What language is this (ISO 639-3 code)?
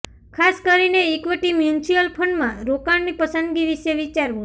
guj